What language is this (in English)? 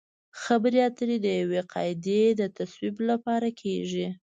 Pashto